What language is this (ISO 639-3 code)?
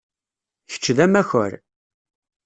kab